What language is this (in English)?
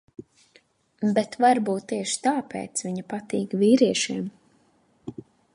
Latvian